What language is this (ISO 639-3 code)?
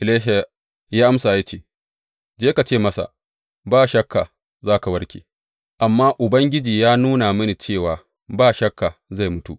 hau